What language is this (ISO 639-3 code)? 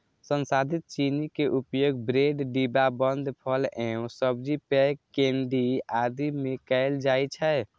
mai